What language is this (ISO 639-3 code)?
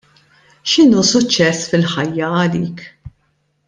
mlt